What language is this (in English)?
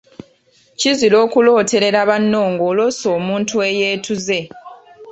Ganda